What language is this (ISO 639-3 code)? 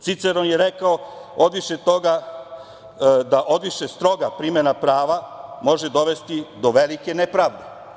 srp